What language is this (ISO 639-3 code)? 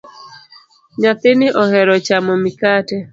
luo